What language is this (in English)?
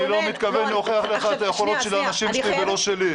Hebrew